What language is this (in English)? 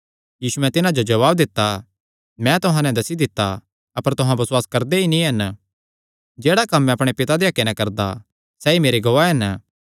Kangri